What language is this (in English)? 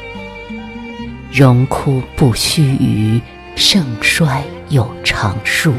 Chinese